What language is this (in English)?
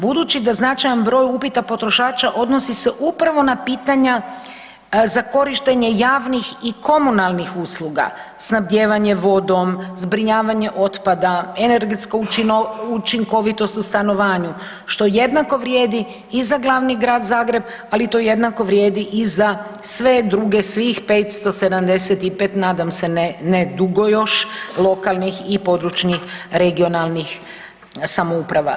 Croatian